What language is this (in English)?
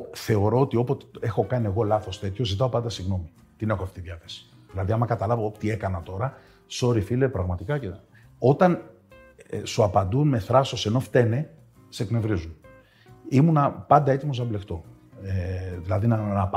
Greek